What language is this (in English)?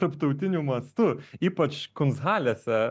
Lithuanian